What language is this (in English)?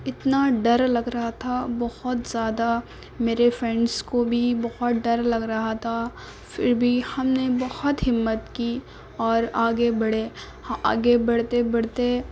Urdu